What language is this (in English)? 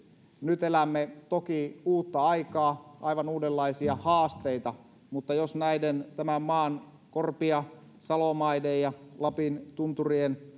Finnish